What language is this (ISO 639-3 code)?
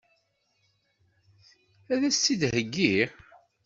kab